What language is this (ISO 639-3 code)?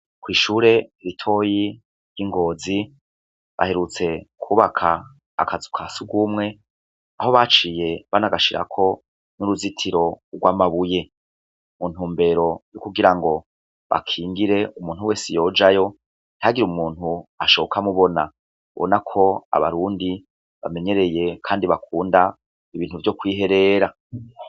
run